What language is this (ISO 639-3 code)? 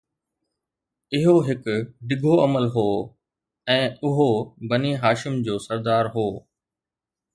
snd